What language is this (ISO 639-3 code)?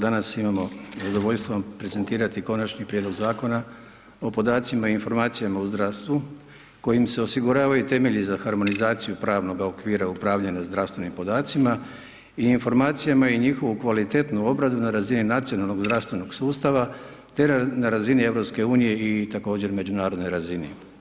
hrv